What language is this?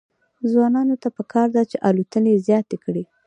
Pashto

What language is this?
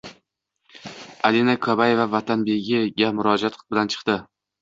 Uzbek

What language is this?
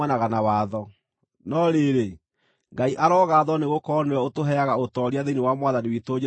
Kikuyu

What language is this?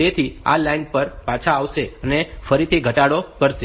Gujarati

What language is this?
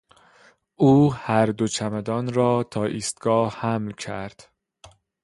Persian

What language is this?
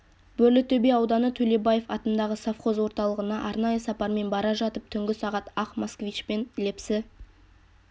Kazakh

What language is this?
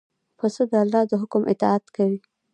Pashto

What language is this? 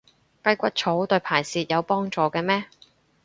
Cantonese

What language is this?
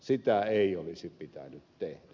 Finnish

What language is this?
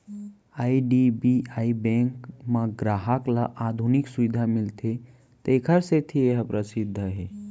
Chhattisgarhi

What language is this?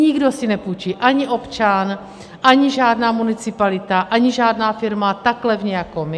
Czech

